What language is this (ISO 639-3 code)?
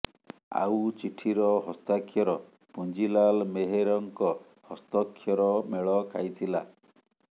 ori